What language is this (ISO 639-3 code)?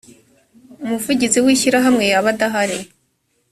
kin